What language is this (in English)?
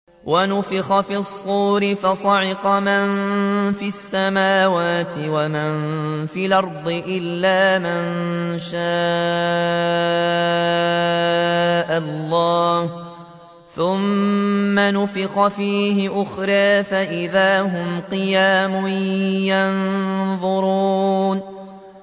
Arabic